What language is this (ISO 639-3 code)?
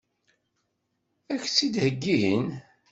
kab